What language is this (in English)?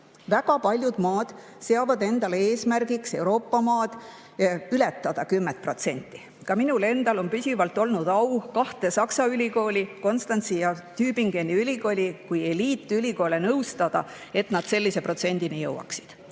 Estonian